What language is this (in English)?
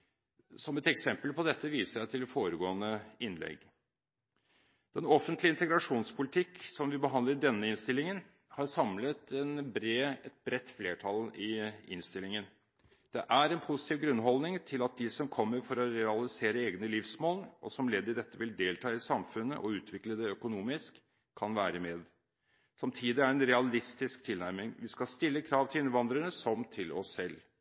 Norwegian Bokmål